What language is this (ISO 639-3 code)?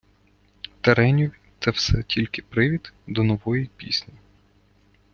ukr